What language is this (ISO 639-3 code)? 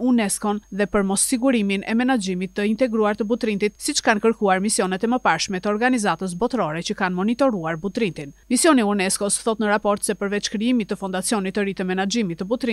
ron